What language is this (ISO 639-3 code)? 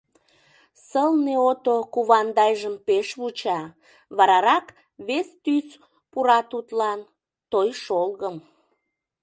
chm